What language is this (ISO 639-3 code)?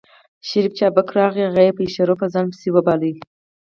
pus